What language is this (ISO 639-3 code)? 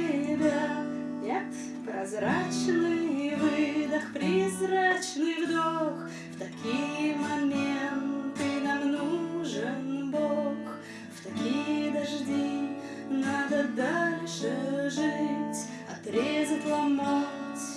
rus